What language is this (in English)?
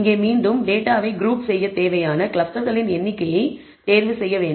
Tamil